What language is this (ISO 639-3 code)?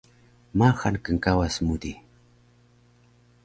trv